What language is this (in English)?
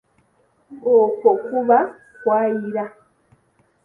Ganda